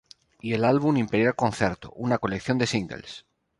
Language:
Spanish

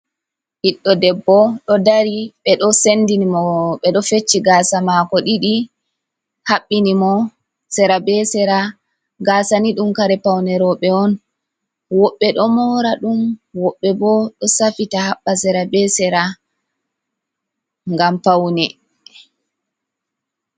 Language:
Fula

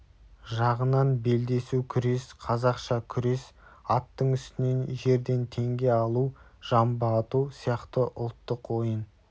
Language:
Kazakh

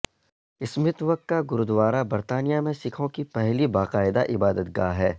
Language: Urdu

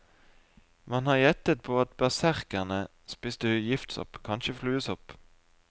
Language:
Norwegian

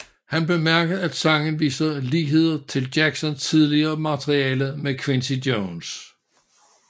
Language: Danish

